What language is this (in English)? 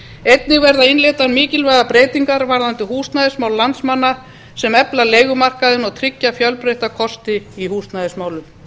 Icelandic